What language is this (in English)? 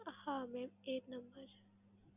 Gujarati